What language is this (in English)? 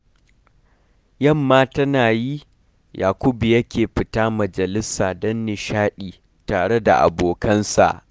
Hausa